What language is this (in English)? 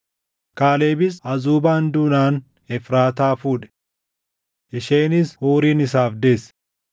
Oromo